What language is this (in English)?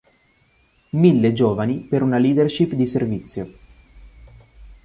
Italian